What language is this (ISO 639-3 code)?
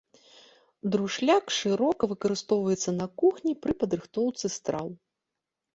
bel